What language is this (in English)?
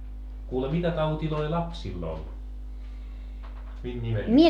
Finnish